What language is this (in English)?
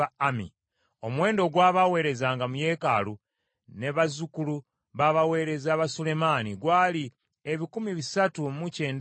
Ganda